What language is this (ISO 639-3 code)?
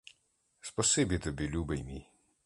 ukr